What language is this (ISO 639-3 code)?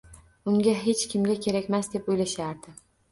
uzb